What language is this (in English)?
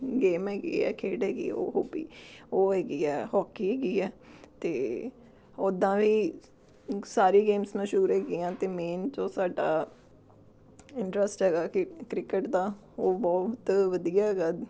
Punjabi